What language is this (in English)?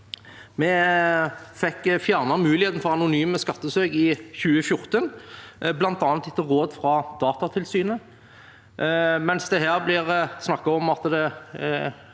Norwegian